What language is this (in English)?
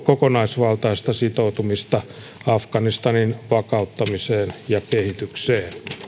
Finnish